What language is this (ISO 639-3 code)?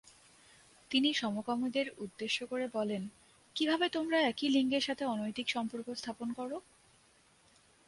ben